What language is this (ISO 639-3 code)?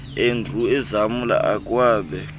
xho